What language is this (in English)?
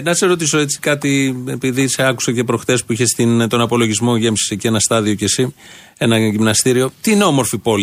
Greek